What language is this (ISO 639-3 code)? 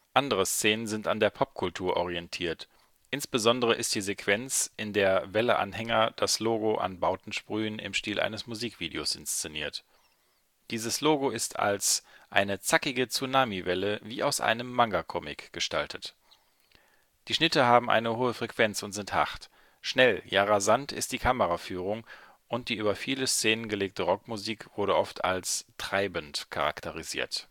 deu